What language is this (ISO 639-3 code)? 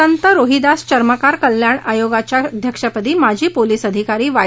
mar